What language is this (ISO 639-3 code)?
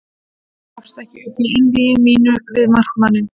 isl